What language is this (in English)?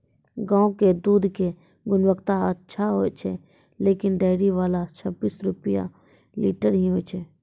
Maithili